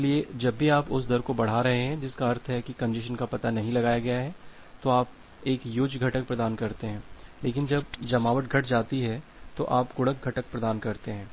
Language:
Hindi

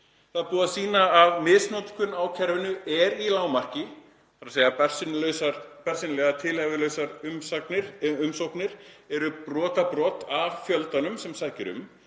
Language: Icelandic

